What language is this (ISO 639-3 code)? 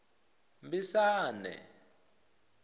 tso